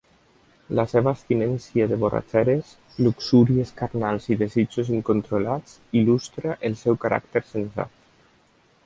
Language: Catalan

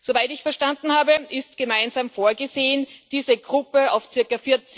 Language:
German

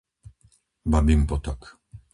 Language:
Slovak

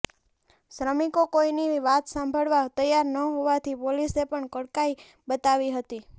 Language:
Gujarati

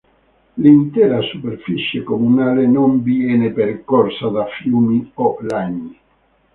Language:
Italian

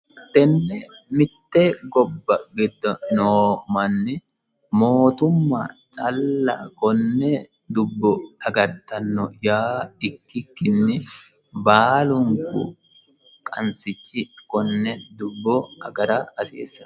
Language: Sidamo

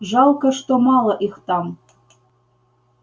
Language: Russian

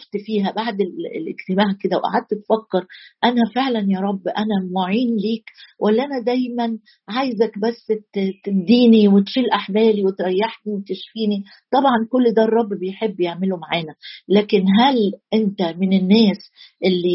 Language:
Arabic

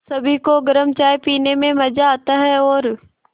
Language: Hindi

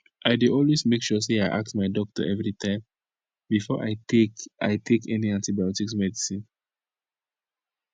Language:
Nigerian Pidgin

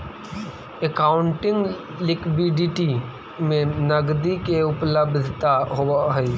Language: Magahi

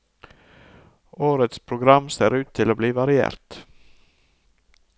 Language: Norwegian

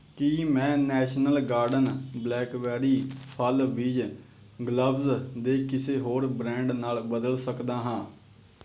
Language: Punjabi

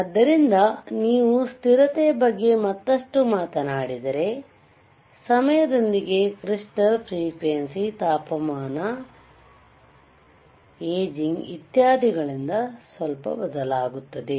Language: Kannada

